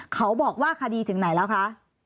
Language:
Thai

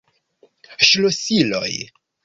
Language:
Esperanto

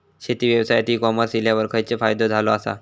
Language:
Marathi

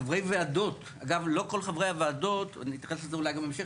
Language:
Hebrew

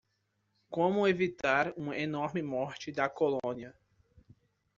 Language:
Portuguese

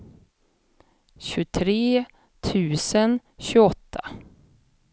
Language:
Swedish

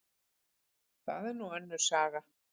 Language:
Icelandic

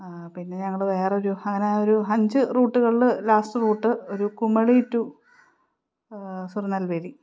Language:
Malayalam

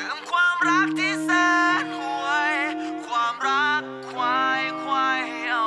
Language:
Thai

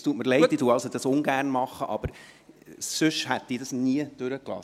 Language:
Swiss German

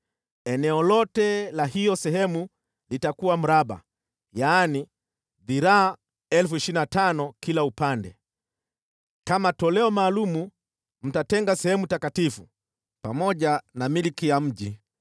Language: Swahili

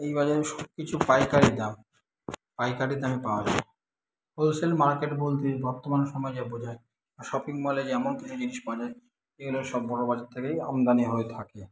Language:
Bangla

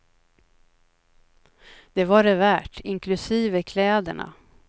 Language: Swedish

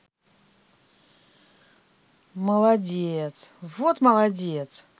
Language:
Russian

